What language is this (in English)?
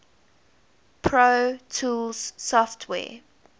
English